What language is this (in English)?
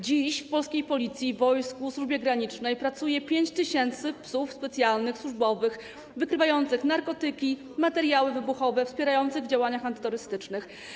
Polish